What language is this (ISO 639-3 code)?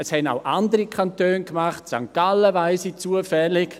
gsw